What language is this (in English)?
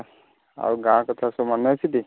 Odia